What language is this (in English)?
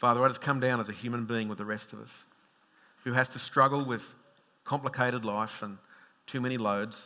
English